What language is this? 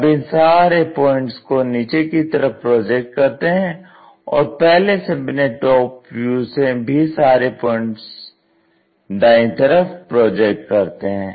Hindi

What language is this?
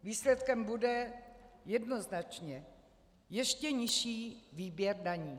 Czech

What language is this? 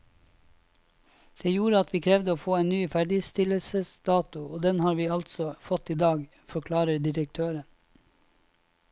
Norwegian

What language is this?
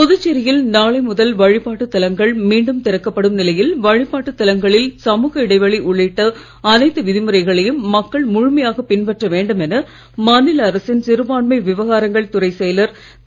Tamil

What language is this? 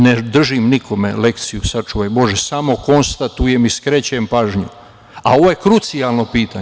Serbian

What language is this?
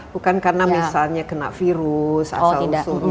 Indonesian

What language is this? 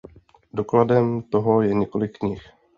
Czech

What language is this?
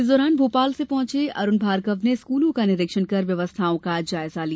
Hindi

